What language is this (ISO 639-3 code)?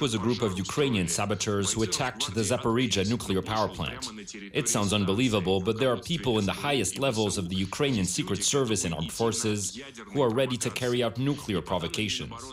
slk